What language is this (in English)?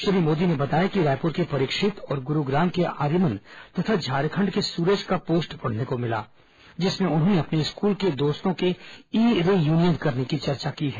Hindi